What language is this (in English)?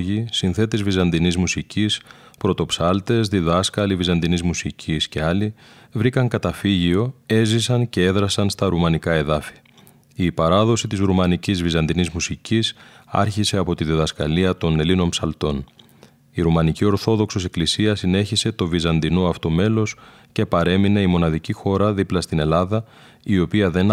Greek